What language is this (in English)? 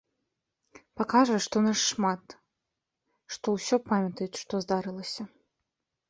Belarusian